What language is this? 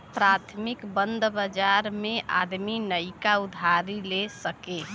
Bhojpuri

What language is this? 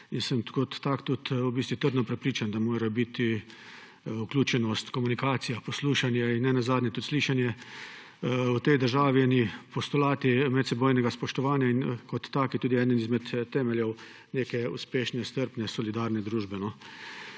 Slovenian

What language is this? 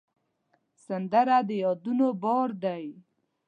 Pashto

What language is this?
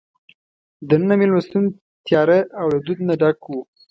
Pashto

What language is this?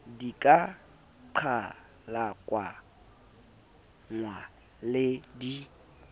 Southern Sotho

